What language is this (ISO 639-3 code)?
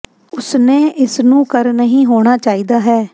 pan